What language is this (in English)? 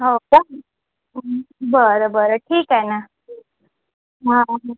Marathi